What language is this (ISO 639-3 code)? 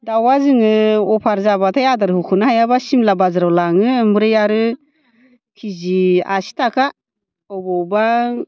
brx